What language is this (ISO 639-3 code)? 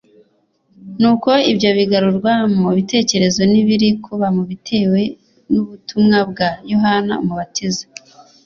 kin